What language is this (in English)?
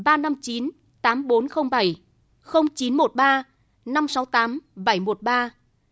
Vietnamese